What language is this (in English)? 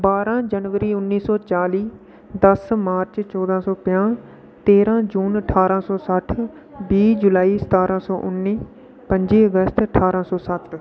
Dogri